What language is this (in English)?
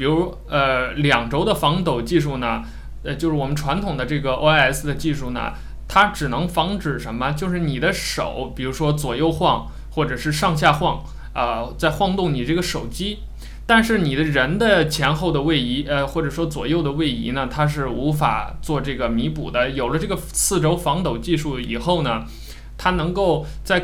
Chinese